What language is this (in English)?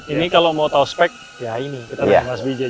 Indonesian